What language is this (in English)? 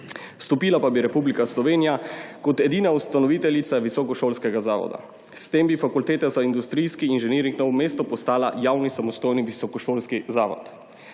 Slovenian